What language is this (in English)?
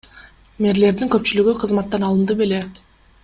Kyrgyz